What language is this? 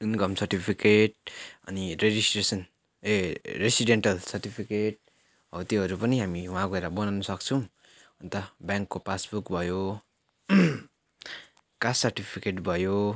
Nepali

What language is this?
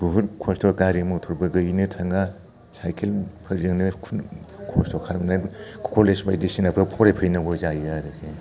Bodo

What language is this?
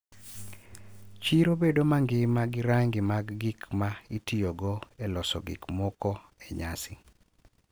Luo (Kenya and Tanzania)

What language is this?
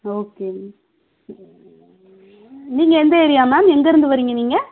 Tamil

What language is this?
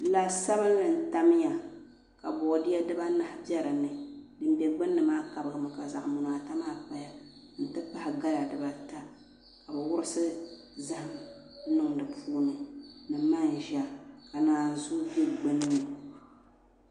Dagbani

